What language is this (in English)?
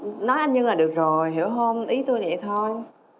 Vietnamese